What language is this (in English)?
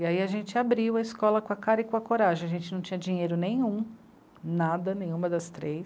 Portuguese